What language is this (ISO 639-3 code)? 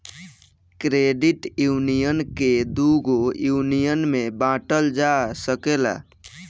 bho